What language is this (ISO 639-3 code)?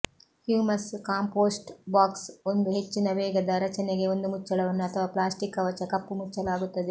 kan